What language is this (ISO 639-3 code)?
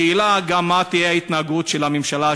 heb